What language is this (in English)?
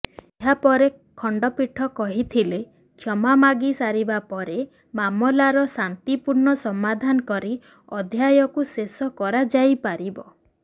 Odia